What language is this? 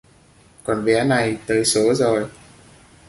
Vietnamese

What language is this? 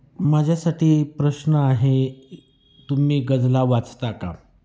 Marathi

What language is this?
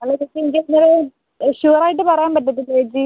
Malayalam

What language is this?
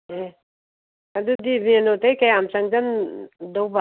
Manipuri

